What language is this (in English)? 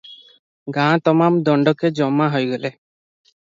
Odia